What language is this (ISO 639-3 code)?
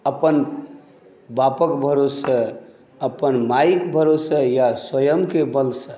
mai